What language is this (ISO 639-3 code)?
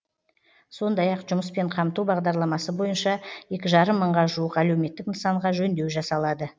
kaz